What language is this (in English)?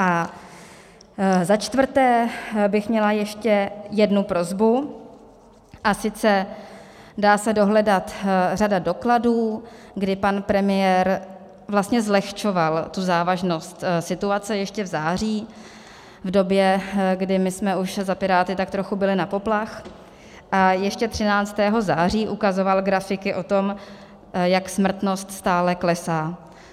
Czech